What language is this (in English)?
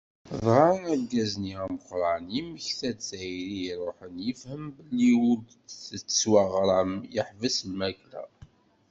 Kabyle